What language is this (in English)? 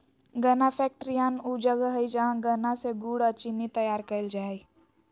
Magahi